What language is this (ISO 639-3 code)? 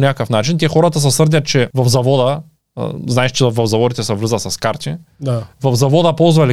bul